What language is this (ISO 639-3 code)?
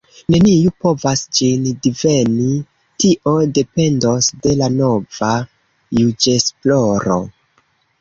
epo